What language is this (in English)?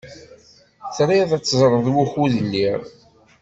Kabyle